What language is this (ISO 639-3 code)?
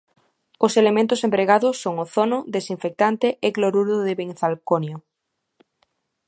glg